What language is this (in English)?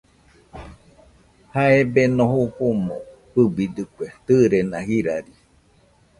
Nüpode Huitoto